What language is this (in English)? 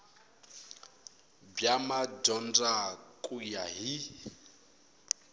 Tsonga